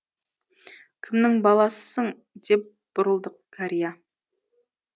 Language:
Kazakh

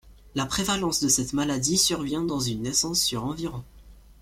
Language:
French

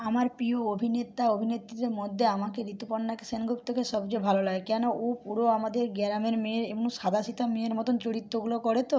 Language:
Bangla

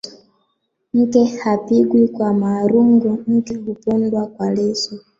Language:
Swahili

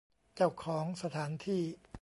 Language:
Thai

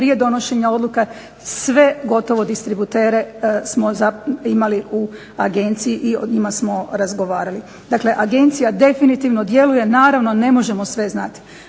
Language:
Croatian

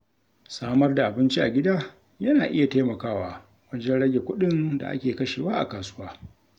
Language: Hausa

